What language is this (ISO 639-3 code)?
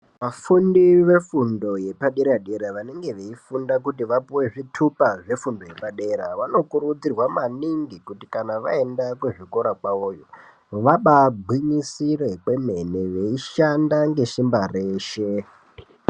ndc